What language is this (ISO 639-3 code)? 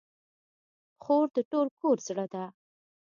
pus